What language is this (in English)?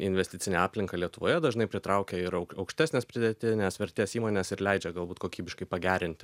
Lithuanian